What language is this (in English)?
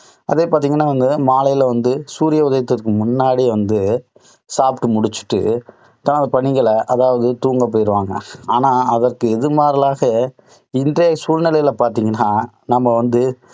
Tamil